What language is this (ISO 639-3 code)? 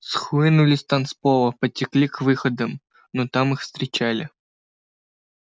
rus